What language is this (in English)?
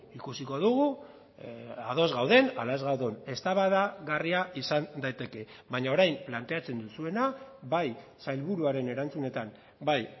Basque